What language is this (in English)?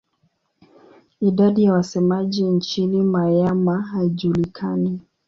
Swahili